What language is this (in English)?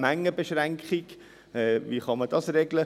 Swiss German